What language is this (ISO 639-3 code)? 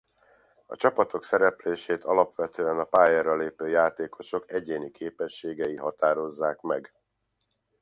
hun